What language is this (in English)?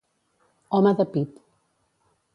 Catalan